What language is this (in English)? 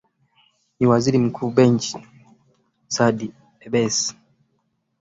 Swahili